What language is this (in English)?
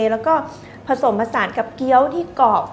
Thai